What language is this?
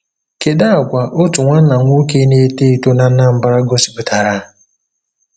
Igbo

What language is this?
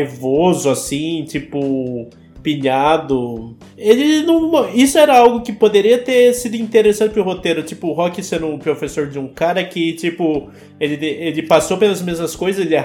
Portuguese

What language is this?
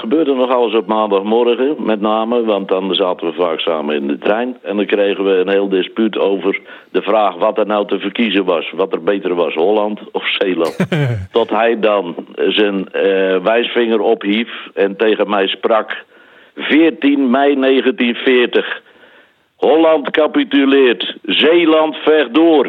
Dutch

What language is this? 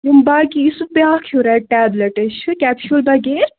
Kashmiri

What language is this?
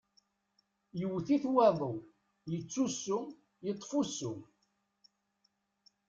Kabyle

